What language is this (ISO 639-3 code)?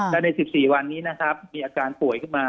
tha